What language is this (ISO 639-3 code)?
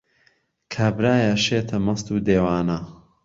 ckb